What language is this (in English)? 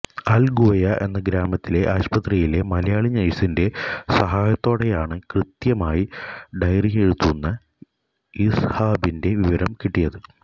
Malayalam